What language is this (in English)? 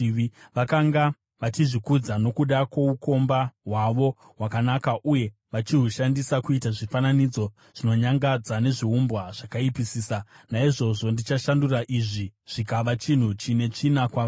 Shona